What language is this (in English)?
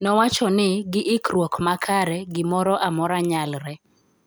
Luo (Kenya and Tanzania)